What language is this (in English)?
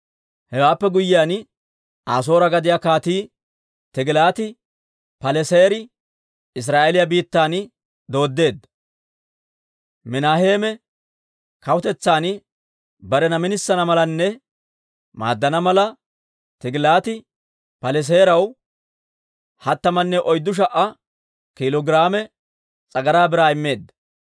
Dawro